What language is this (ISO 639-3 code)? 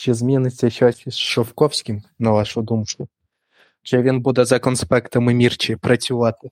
ukr